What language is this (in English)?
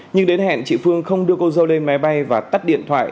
Vietnamese